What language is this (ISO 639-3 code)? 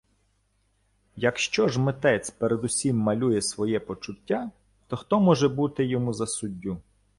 ukr